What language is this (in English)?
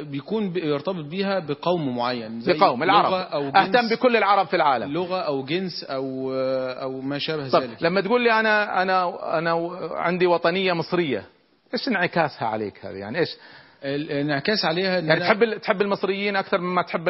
Arabic